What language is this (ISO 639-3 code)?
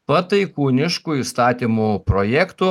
lit